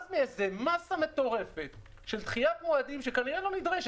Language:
Hebrew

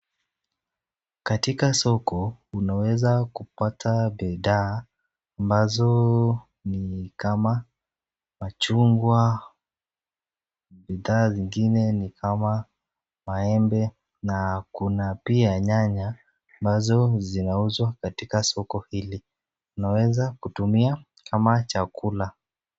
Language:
Swahili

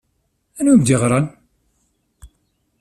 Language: Kabyle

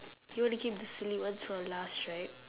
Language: English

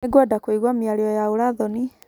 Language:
Kikuyu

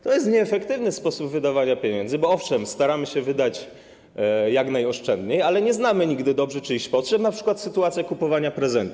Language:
Polish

